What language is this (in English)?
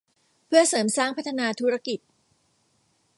Thai